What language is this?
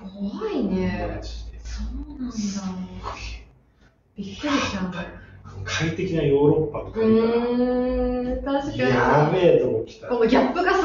Japanese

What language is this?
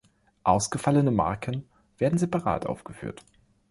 German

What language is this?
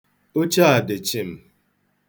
Igbo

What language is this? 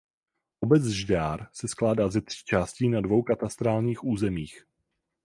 Czech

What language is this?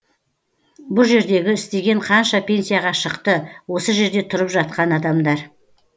Kazakh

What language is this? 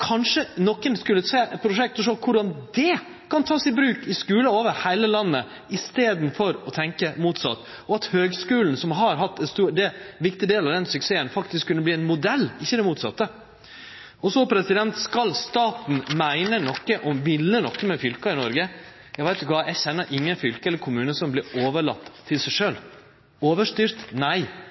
Norwegian Nynorsk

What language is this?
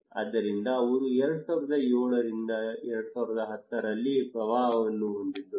Kannada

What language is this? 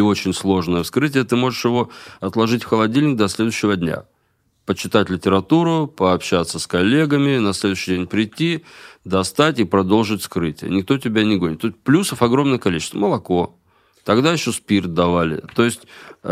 Russian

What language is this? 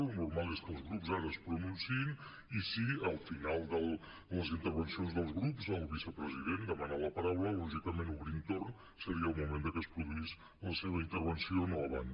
Catalan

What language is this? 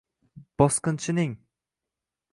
Uzbek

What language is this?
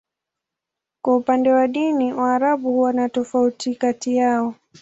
Swahili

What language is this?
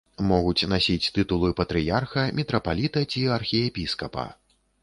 Belarusian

